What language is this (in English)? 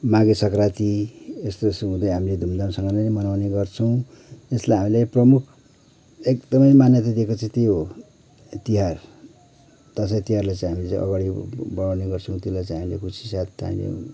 Nepali